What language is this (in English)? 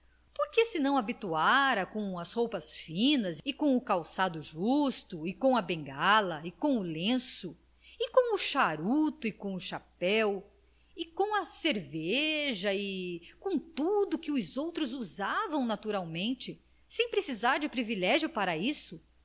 Portuguese